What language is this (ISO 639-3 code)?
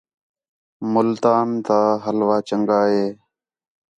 xhe